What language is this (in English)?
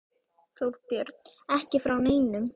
Icelandic